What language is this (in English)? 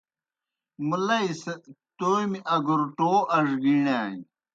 Kohistani Shina